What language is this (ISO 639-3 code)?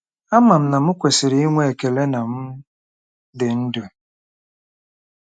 ibo